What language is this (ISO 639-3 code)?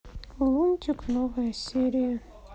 rus